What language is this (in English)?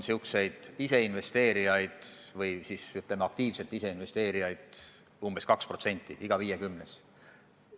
Estonian